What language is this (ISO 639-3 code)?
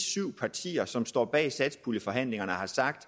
dan